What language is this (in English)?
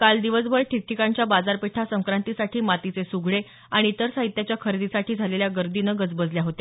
Marathi